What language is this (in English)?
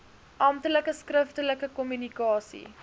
Afrikaans